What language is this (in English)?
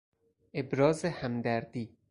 Persian